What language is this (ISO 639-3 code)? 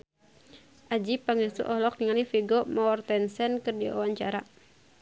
sun